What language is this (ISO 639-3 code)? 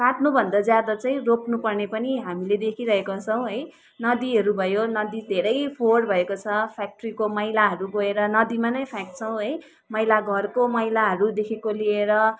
nep